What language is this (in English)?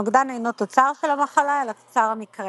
Hebrew